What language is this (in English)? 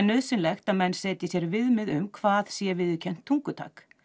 Icelandic